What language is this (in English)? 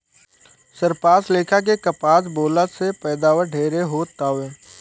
Bhojpuri